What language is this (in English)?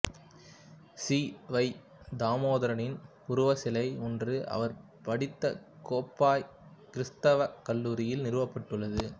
Tamil